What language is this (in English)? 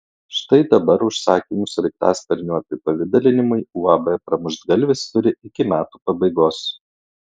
Lithuanian